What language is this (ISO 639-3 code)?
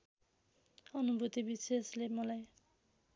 nep